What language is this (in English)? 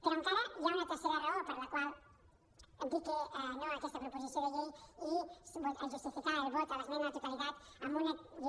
Catalan